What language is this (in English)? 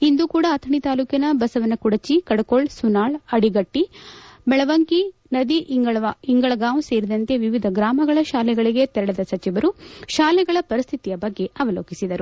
Kannada